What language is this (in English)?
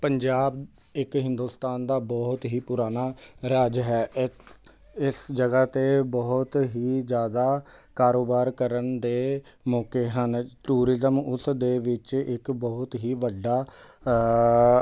Punjabi